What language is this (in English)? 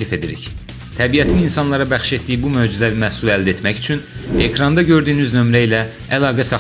Russian